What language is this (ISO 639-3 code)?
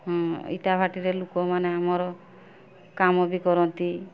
ori